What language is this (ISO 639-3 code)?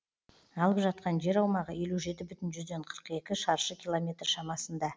kaz